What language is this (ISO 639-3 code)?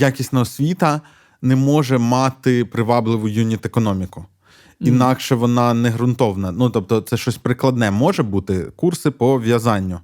ukr